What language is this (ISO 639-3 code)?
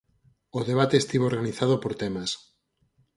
glg